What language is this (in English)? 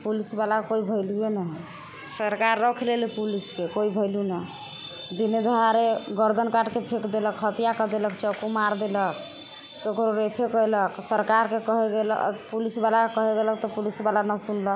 Maithili